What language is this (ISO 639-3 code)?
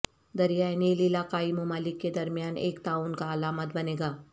urd